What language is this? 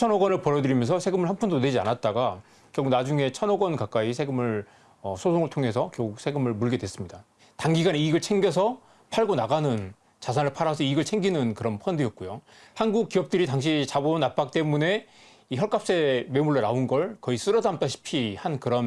Korean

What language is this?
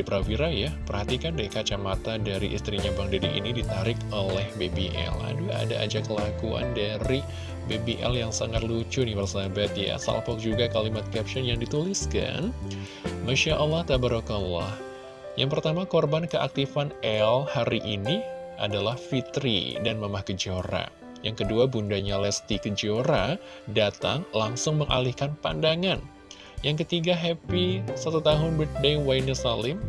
Indonesian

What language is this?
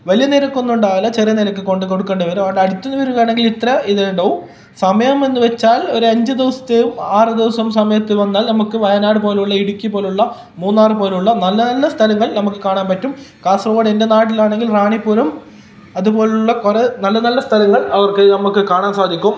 Malayalam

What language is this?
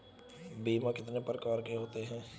Hindi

